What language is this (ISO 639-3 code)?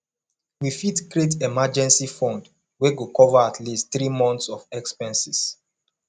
pcm